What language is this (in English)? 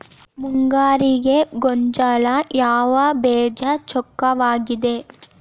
Kannada